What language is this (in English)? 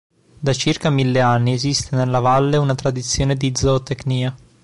Italian